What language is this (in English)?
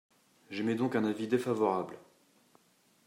French